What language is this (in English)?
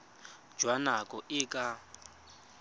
Tswana